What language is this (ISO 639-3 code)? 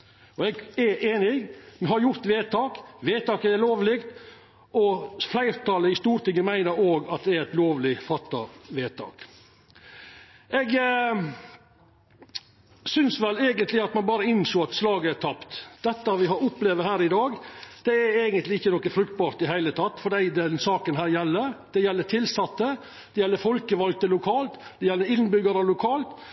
nno